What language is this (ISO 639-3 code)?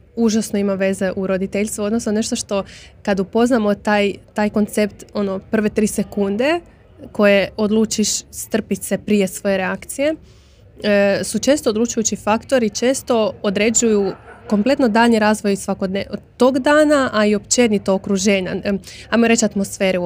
hrv